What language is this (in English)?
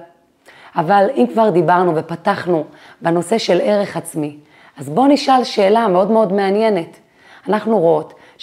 Hebrew